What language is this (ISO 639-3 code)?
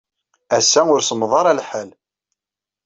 kab